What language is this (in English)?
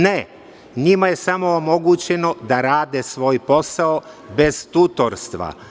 Serbian